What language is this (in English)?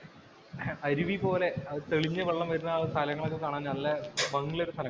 Malayalam